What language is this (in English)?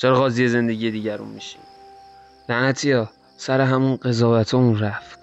Persian